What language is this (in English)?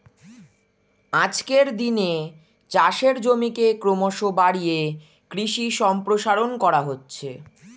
Bangla